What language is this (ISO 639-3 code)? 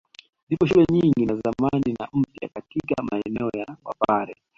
swa